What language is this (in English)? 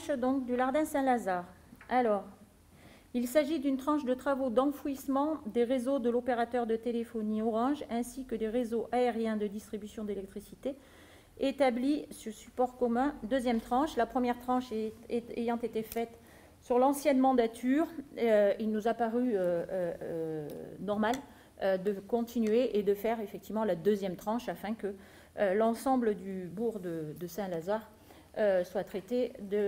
French